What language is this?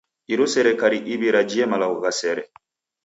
Taita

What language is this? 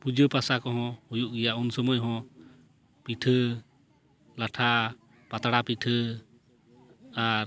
Santali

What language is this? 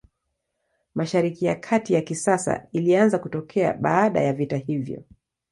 Swahili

